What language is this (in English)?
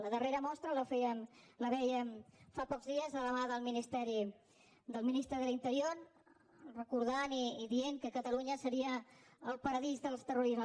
Catalan